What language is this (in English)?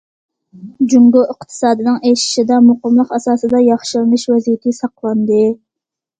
Uyghur